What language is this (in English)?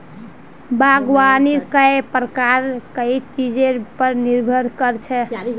Magahi